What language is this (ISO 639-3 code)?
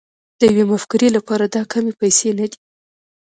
pus